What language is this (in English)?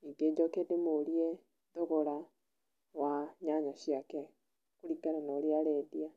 Kikuyu